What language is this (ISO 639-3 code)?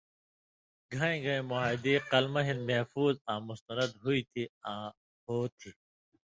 mvy